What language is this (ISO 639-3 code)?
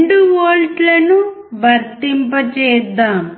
tel